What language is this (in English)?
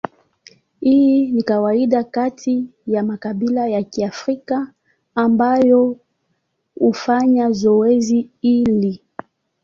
Swahili